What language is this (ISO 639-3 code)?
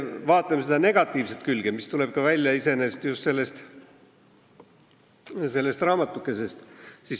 est